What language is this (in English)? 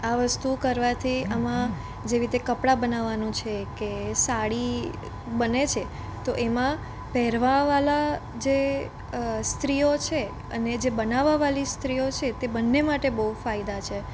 Gujarati